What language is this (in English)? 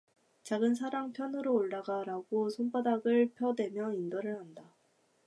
Korean